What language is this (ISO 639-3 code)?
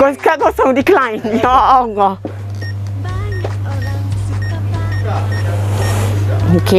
msa